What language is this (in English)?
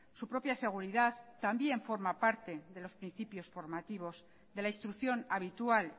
Spanish